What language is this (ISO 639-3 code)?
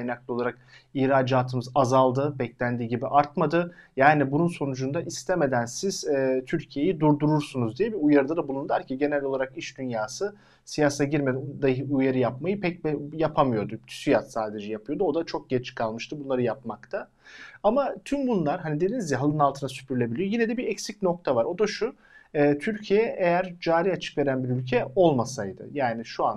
tur